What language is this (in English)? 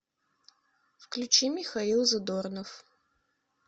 Russian